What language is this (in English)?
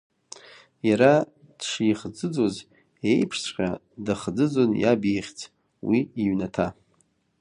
Abkhazian